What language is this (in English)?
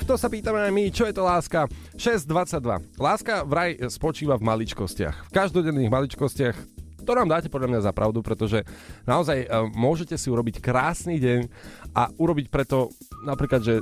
Slovak